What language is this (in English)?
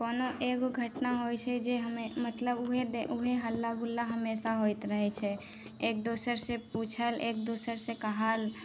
Maithili